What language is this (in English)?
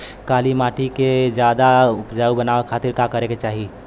Bhojpuri